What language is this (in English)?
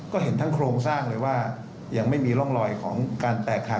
Thai